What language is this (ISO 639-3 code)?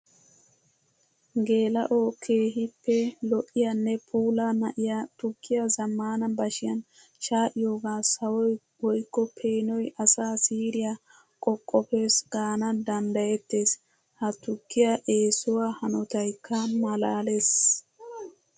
wal